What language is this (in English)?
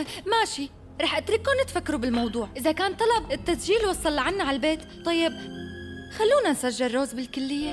Arabic